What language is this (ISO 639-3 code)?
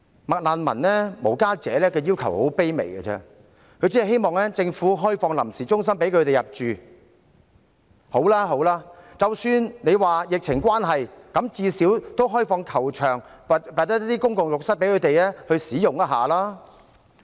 yue